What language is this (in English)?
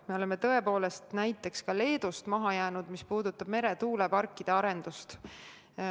Estonian